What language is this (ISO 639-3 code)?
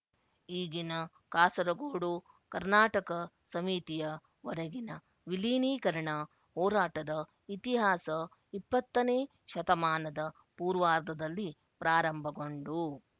kan